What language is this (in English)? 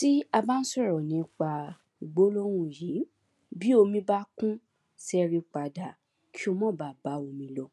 Yoruba